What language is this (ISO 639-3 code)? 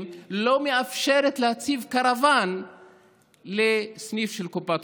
heb